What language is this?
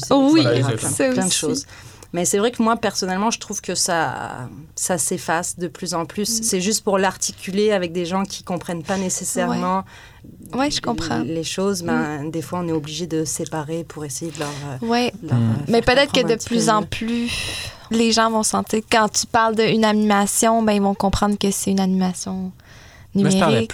French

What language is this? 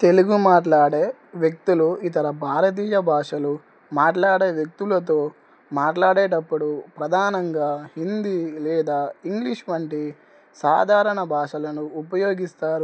Telugu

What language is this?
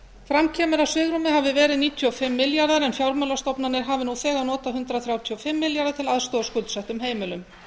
Icelandic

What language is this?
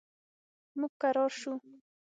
Pashto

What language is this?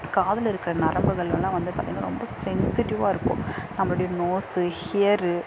Tamil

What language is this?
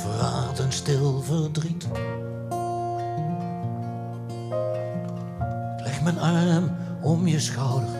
Dutch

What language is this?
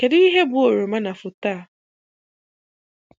Igbo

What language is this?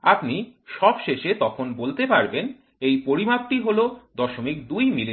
Bangla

